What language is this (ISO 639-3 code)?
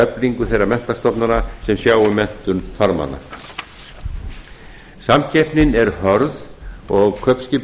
isl